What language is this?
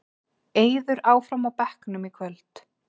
Icelandic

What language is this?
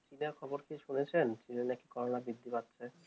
Bangla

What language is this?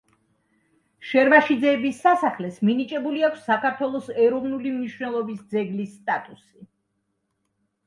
Georgian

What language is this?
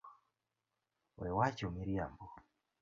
Luo (Kenya and Tanzania)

